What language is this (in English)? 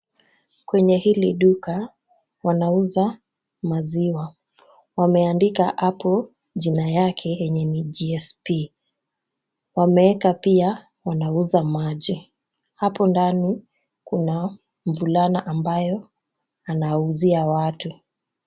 Swahili